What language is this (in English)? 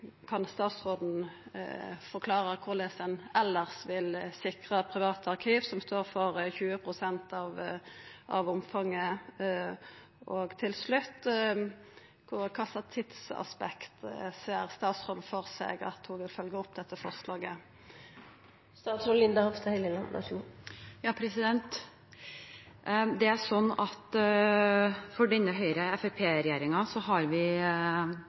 Norwegian